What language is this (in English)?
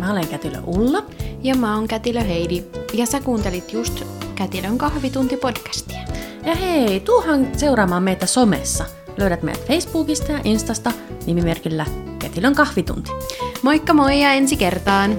Finnish